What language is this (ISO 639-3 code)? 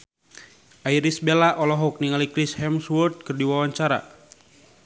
sun